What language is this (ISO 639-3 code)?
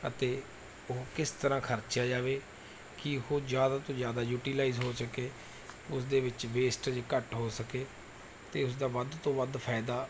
pan